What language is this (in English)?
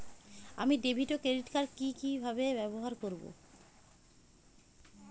Bangla